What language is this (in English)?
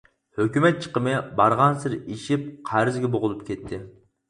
Uyghur